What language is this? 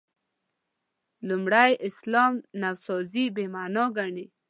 Pashto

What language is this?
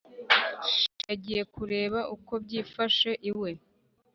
Kinyarwanda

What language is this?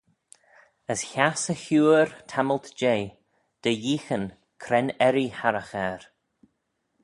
Manx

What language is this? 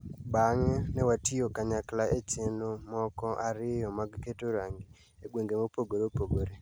Luo (Kenya and Tanzania)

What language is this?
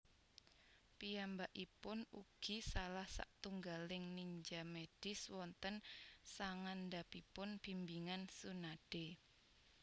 Javanese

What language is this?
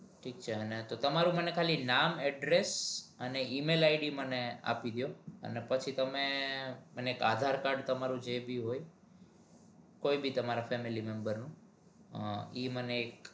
Gujarati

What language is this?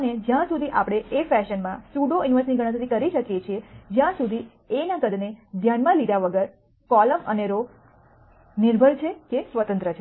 Gujarati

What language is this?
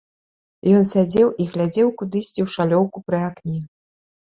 Belarusian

